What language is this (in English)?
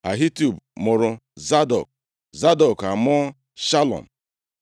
Igbo